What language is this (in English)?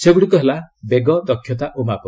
Odia